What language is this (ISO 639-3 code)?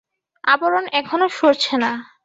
ben